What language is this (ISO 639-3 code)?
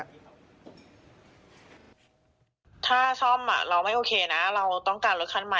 tha